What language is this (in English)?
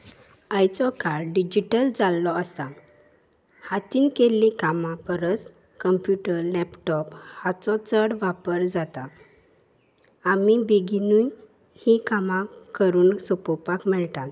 Konkani